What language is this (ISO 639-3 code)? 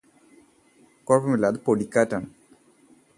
mal